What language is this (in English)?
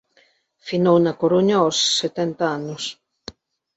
Galician